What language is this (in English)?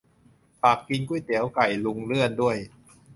Thai